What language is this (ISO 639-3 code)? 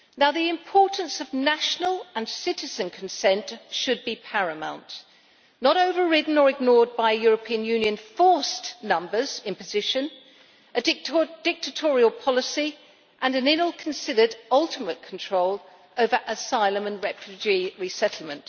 eng